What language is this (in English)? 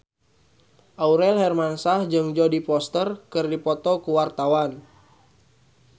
Sundanese